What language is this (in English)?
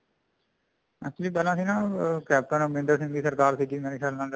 Punjabi